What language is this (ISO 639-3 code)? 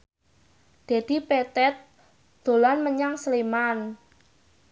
jav